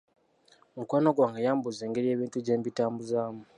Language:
Ganda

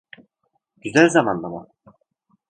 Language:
Turkish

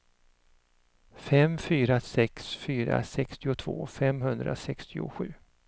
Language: Swedish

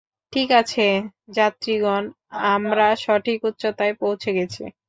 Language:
Bangla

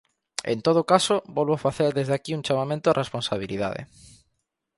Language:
Galician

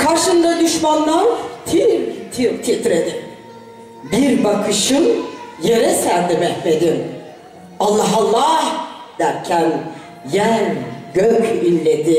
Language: Turkish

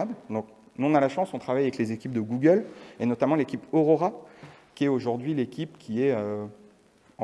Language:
French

